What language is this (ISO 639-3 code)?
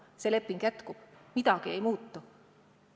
est